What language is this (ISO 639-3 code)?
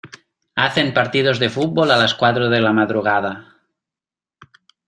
spa